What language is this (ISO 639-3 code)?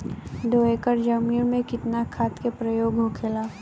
bho